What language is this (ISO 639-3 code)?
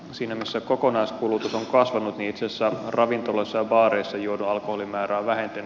fin